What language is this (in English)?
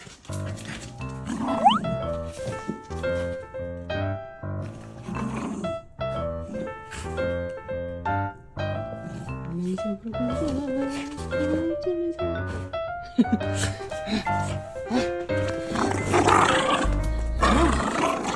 Korean